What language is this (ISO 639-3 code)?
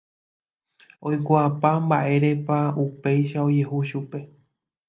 grn